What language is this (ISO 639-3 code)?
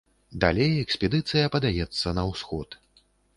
bel